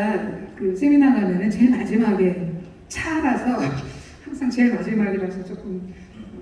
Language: Korean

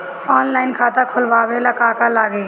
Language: Bhojpuri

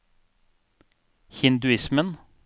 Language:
Norwegian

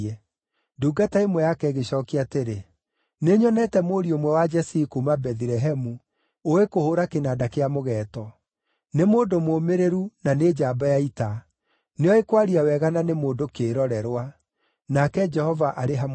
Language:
Kikuyu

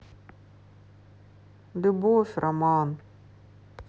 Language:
Russian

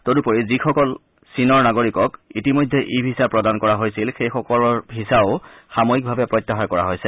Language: Assamese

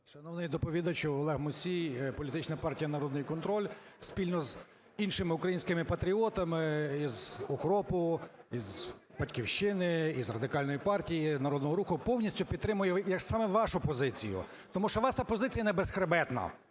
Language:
Ukrainian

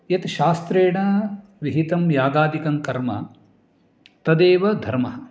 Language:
Sanskrit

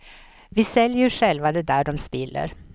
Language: Swedish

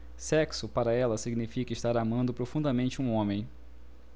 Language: Portuguese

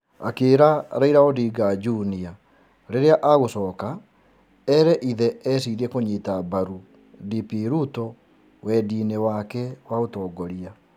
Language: Kikuyu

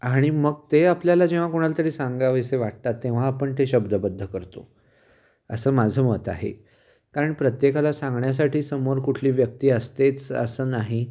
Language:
Marathi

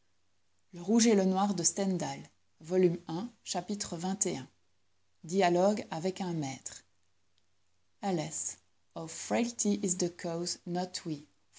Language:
French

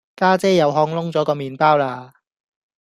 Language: Cantonese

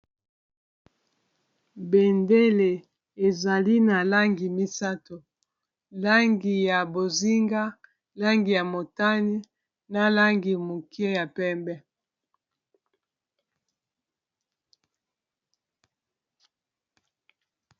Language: Lingala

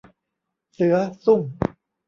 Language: Thai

